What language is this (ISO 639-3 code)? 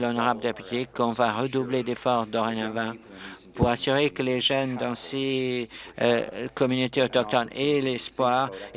fra